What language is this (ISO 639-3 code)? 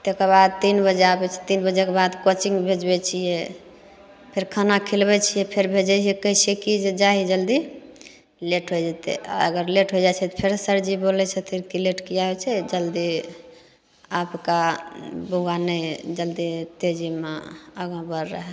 mai